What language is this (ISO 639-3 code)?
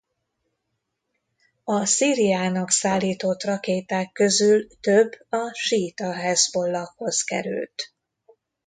hun